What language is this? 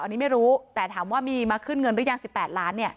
Thai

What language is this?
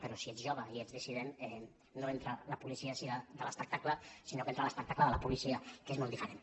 Catalan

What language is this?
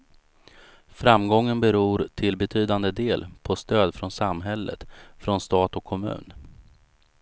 Swedish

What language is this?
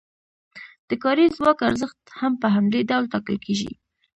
Pashto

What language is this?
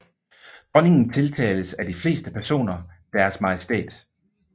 Danish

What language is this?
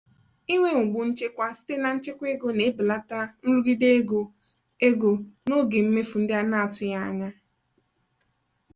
Igbo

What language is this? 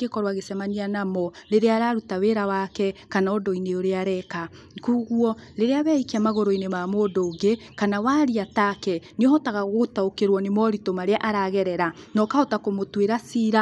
Kikuyu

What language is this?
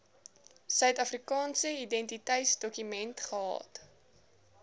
Afrikaans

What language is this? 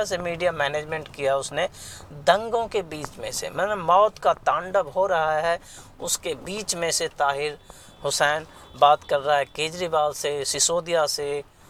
Hindi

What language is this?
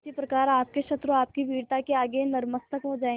Hindi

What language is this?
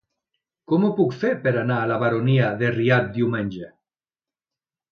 Catalan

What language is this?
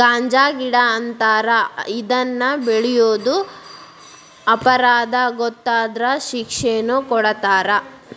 Kannada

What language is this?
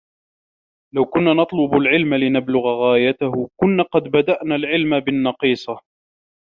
Arabic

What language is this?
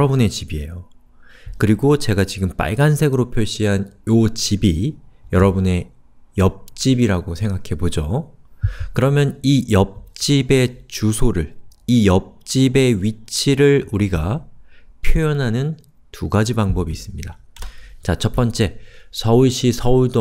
Korean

